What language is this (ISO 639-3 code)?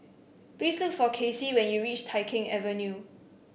eng